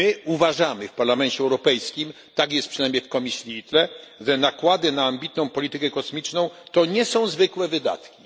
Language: Polish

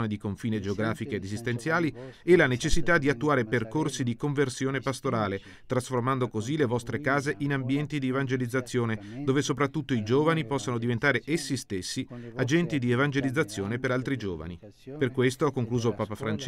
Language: Italian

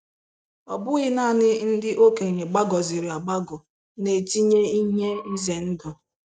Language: Igbo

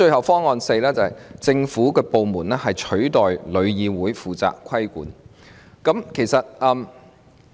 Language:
Cantonese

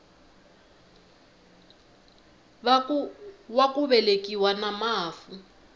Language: Tsonga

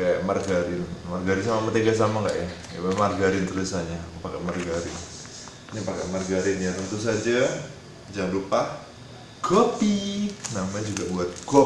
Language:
Indonesian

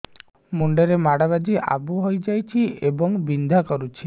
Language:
Odia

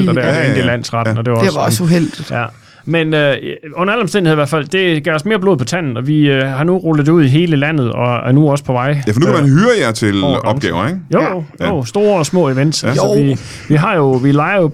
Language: Danish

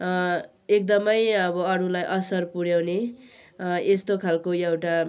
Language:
Nepali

